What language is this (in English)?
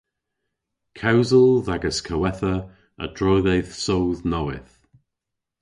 Cornish